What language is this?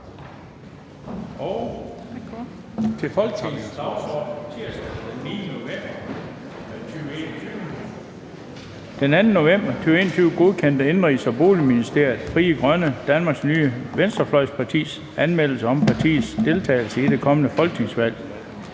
Danish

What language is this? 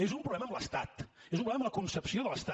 Catalan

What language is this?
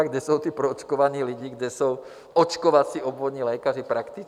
Czech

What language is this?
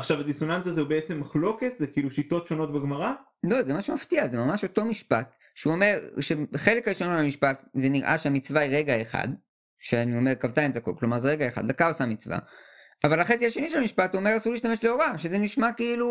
Hebrew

